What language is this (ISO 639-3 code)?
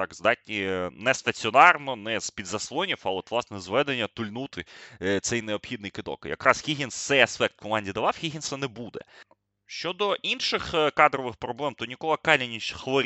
ukr